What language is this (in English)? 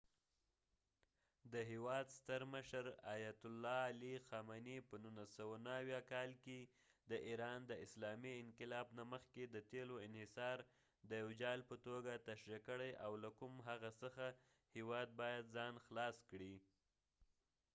Pashto